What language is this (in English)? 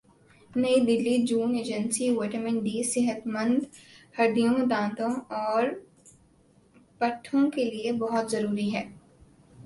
Urdu